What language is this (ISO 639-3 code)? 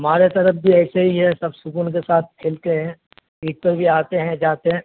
urd